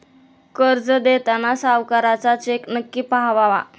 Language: Marathi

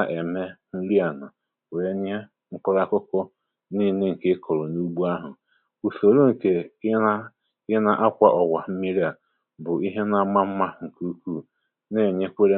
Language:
Igbo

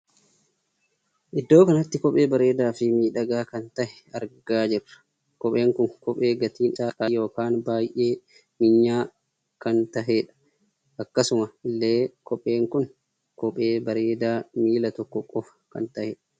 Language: Oromo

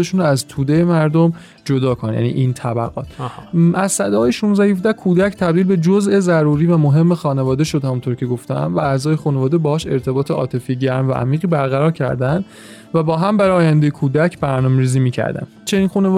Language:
Persian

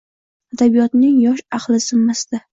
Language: Uzbek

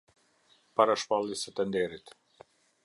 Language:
Albanian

